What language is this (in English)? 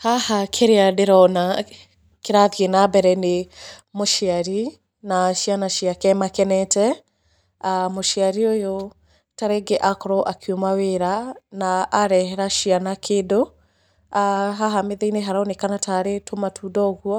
Kikuyu